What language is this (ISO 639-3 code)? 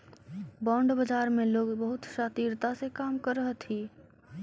mag